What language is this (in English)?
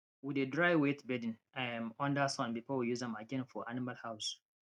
Nigerian Pidgin